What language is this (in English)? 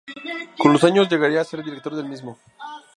Spanish